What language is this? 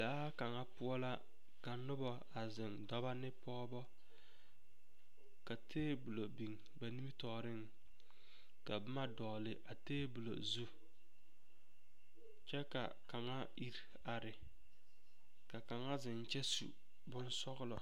Southern Dagaare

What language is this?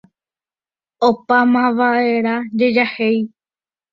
Guarani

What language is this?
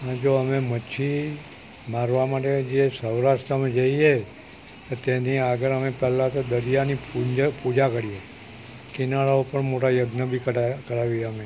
Gujarati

